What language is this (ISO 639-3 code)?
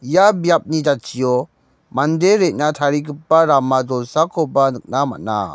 grt